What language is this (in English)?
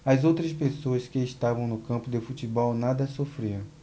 Portuguese